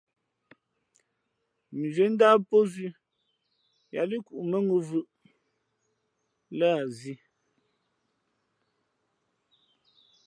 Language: Fe'fe'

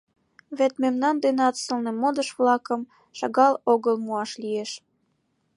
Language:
Mari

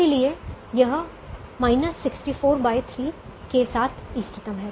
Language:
Hindi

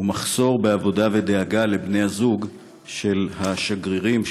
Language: Hebrew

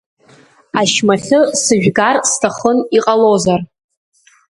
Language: Abkhazian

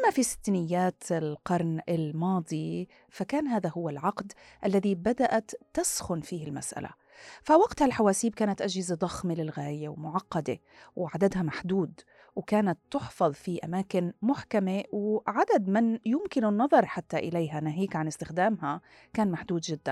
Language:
Arabic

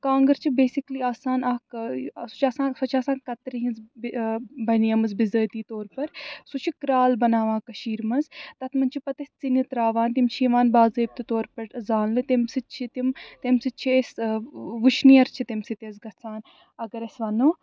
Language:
Kashmiri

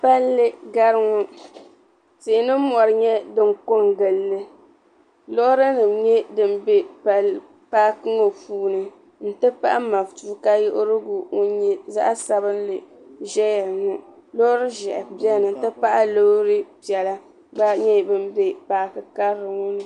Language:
Dagbani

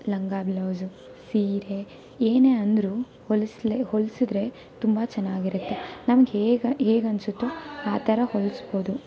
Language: Kannada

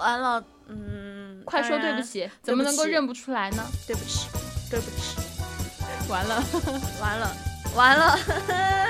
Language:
Chinese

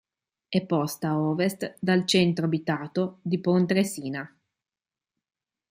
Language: Italian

